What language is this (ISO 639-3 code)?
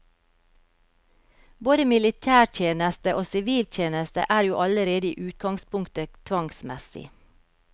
nor